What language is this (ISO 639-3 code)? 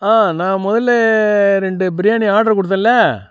tam